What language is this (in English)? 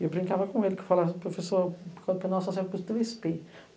Portuguese